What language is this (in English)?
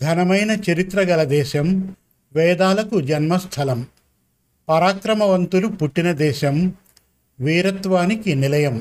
Telugu